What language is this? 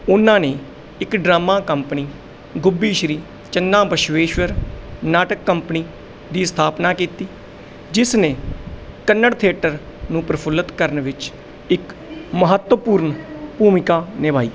Punjabi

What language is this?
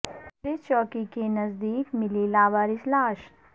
Urdu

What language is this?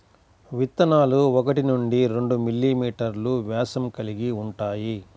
Telugu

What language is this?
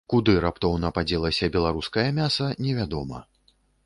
Belarusian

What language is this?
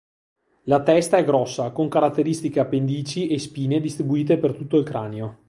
Italian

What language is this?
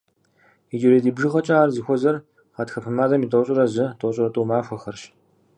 Kabardian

